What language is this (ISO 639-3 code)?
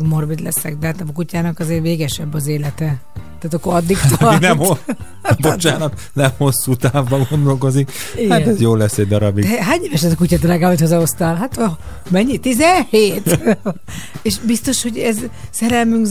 hun